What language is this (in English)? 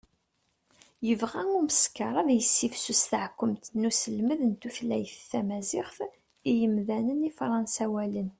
Kabyle